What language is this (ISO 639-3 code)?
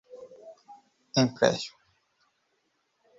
por